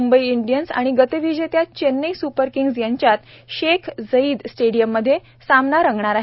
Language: Marathi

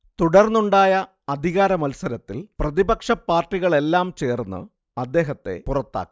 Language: Malayalam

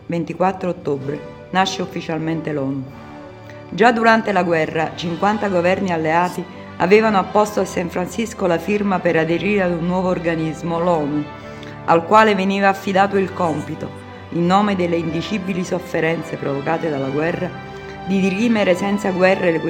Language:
Italian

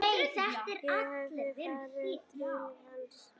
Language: Icelandic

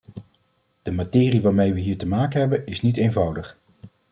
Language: Dutch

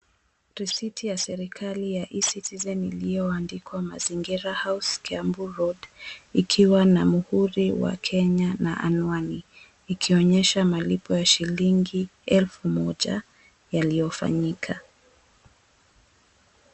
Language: Swahili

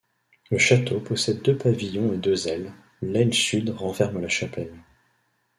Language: French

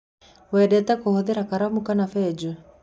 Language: Kikuyu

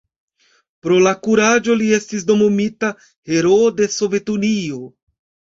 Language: Esperanto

